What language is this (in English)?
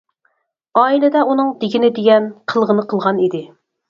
Uyghur